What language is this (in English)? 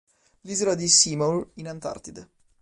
Italian